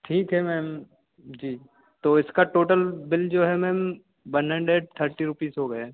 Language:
Hindi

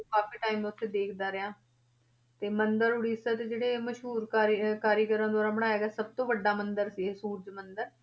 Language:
Punjabi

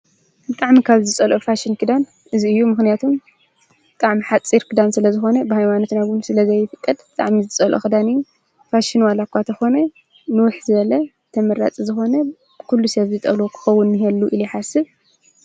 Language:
Tigrinya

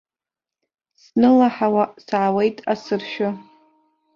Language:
Abkhazian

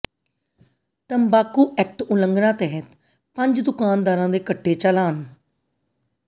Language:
Punjabi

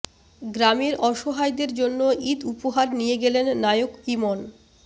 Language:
Bangla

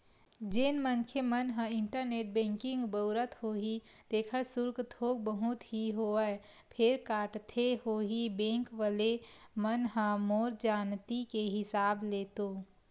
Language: Chhattisgarhi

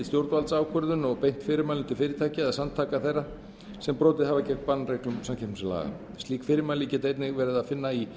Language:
Icelandic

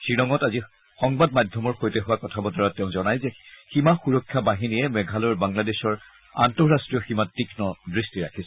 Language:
Assamese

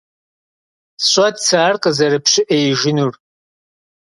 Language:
Kabardian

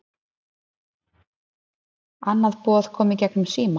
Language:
Icelandic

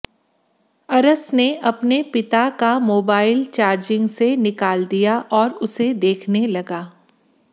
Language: Hindi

